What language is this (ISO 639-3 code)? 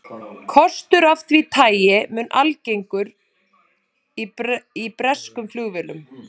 isl